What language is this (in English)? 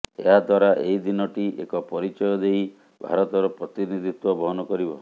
Odia